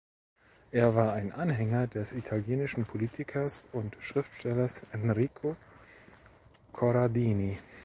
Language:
German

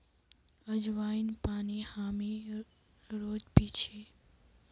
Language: Magahi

